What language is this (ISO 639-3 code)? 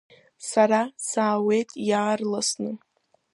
abk